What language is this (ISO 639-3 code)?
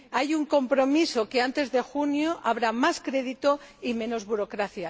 spa